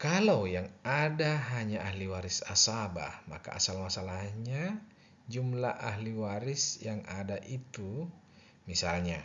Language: Indonesian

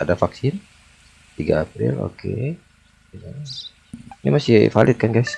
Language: Indonesian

